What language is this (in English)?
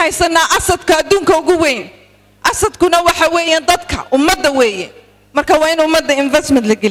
French